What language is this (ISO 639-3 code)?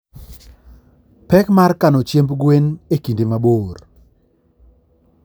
luo